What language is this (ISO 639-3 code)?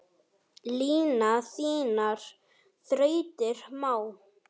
isl